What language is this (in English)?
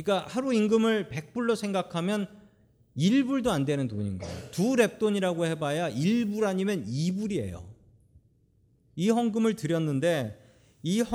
Korean